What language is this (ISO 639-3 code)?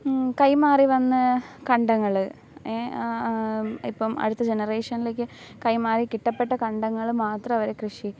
mal